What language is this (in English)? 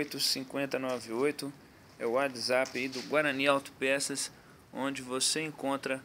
Portuguese